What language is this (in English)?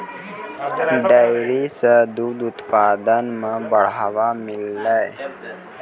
Maithili